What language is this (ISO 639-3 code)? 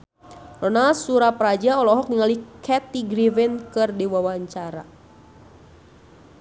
sun